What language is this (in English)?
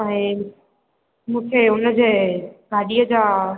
Sindhi